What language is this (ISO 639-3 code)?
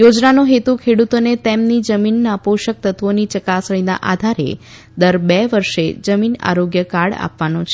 guj